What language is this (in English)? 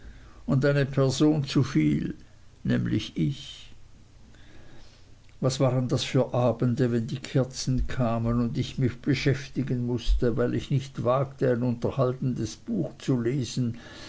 German